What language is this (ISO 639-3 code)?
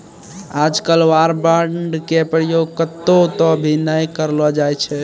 mai